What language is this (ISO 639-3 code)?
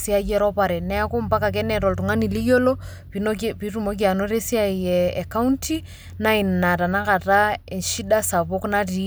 mas